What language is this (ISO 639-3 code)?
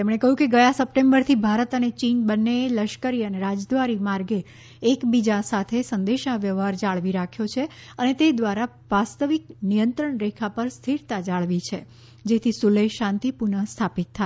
guj